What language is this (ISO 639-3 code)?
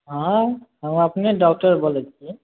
mai